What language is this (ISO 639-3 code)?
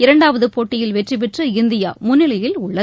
tam